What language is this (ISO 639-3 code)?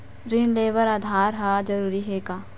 hne